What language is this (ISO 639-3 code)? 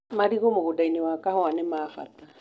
kik